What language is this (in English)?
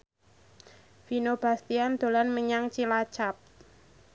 Javanese